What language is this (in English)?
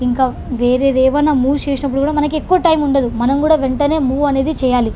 Telugu